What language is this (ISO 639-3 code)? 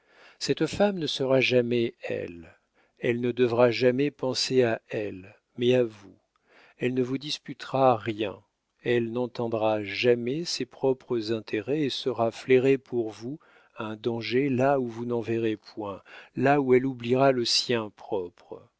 fra